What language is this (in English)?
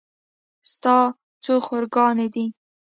Pashto